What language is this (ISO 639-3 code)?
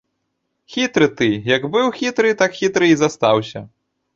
bel